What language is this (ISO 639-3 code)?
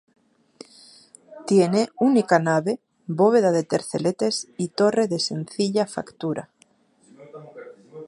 spa